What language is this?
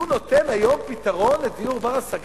Hebrew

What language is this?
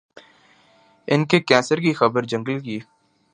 Urdu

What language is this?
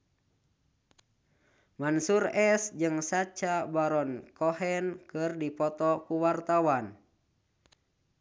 Sundanese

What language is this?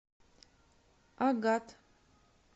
Russian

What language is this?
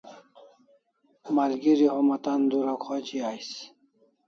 Kalasha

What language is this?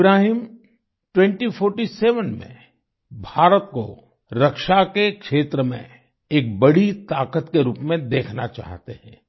Hindi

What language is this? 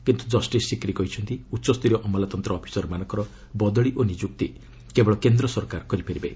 Odia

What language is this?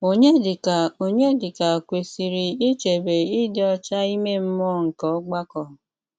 Igbo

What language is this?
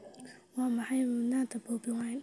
Somali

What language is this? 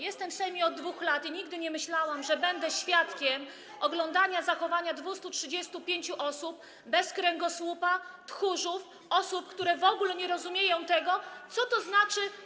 Polish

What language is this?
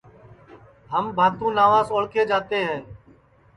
Sansi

